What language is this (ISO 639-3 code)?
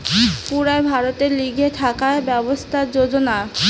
ben